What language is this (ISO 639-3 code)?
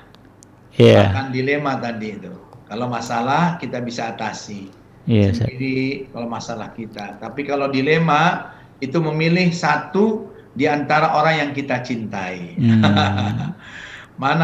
ind